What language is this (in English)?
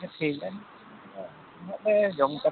Santali